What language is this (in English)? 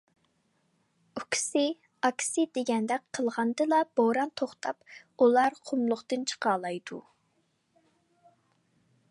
Uyghur